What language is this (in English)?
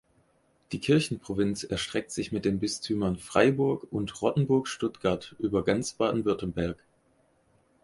German